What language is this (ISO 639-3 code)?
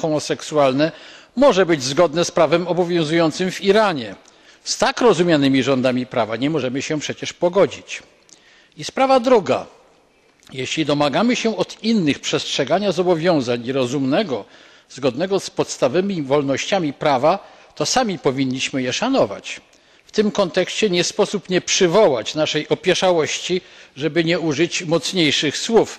pol